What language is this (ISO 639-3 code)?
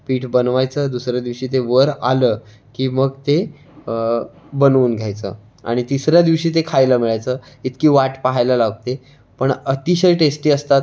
mar